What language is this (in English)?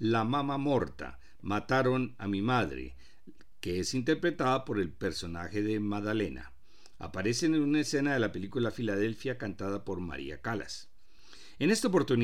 Spanish